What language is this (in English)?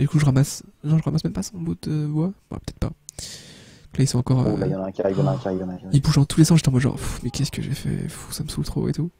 French